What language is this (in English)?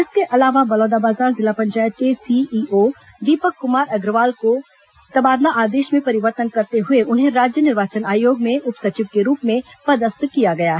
Hindi